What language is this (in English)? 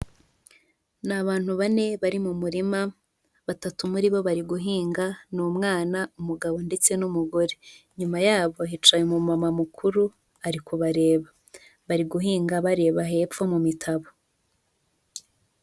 Kinyarwanda